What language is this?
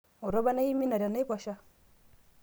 Masai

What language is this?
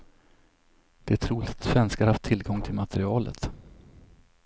Swedish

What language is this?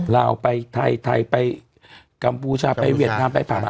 Thai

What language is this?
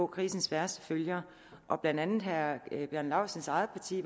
Danish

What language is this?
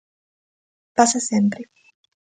Galician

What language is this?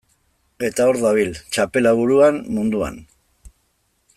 Basque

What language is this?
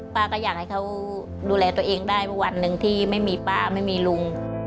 Thai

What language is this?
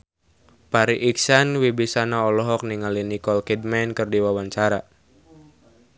Sundanese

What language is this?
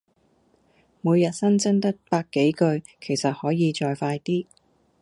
Cantonese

